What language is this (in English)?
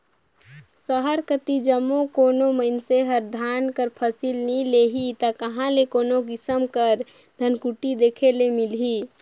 Chhattisgarhi